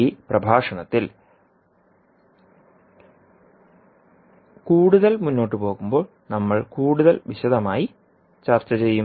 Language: Malayalam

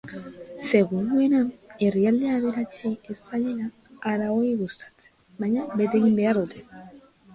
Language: Basque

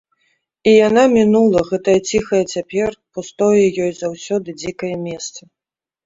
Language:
Belarusian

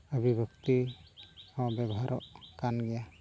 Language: Santali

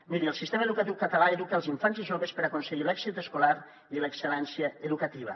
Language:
Catalan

